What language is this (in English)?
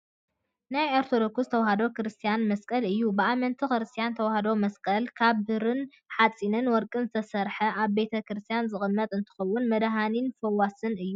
Tigrinya